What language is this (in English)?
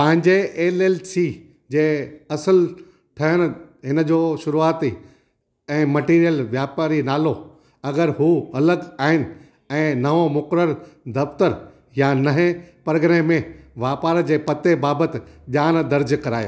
Sindhi